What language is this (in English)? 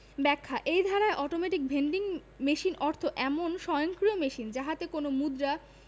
Bangla